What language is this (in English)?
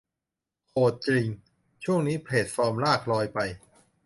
Thai